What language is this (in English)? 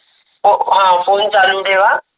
Marathi